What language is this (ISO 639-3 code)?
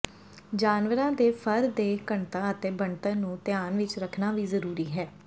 pan